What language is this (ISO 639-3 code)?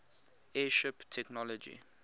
eng